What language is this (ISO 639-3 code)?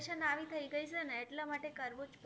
guj